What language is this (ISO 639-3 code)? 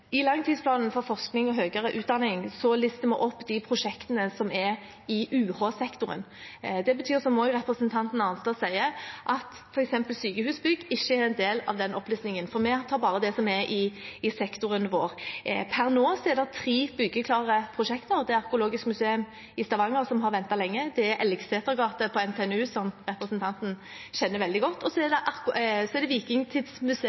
nob